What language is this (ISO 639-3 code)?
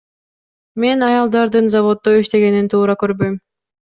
kir